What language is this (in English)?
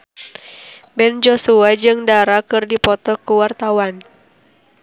Sundanese